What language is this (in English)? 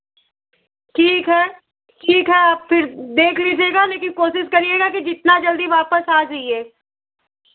Hindi